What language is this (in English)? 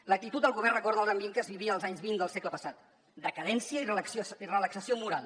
Catalan